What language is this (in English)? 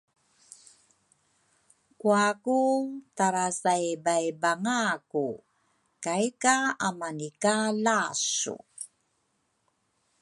Rukai